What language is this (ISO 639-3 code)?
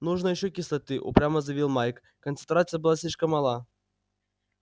rus